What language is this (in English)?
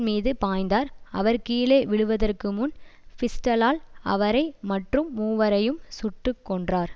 Tamil